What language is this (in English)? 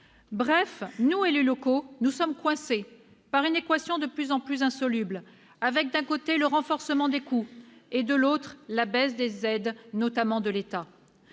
French